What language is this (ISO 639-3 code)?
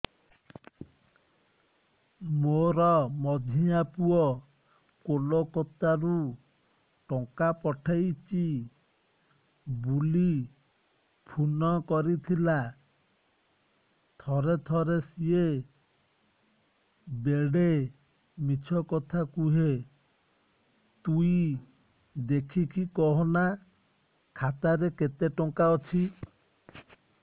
ori